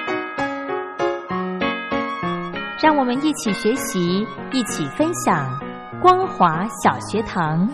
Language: Chinese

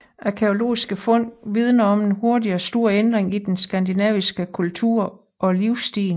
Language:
Danish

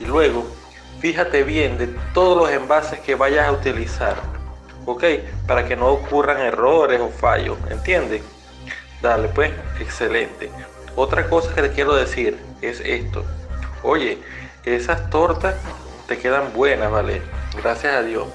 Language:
Spanish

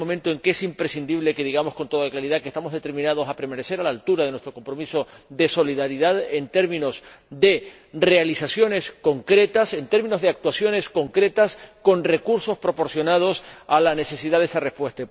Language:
Spanish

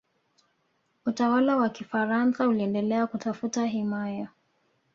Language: Swahili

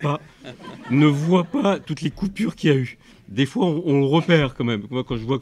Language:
French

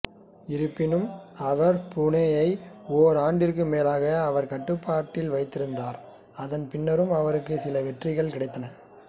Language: Tamil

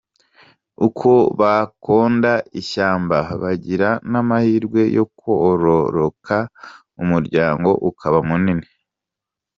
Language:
Kinyarwanda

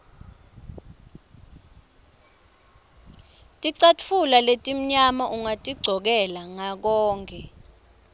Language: Swati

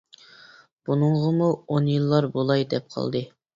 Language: Uyghur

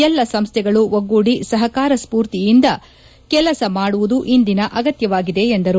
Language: Kannada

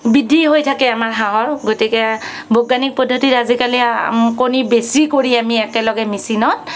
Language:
Assamese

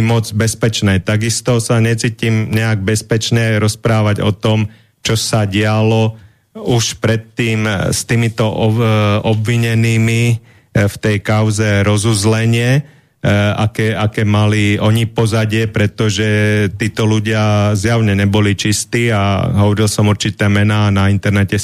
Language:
Slovak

